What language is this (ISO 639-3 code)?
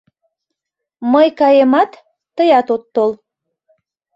chm